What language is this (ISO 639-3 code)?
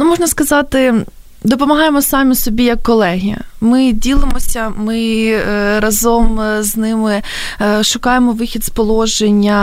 ukr